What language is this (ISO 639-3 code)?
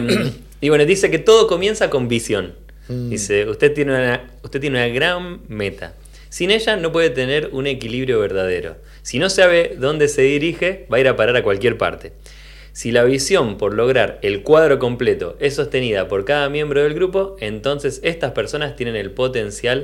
spa